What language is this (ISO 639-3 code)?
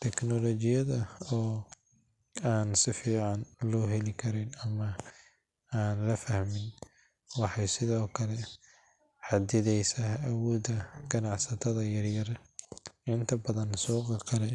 som